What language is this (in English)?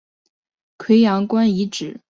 Chinese